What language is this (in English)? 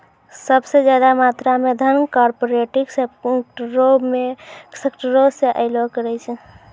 Maithili